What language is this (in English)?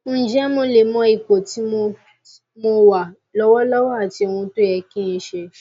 Yoruba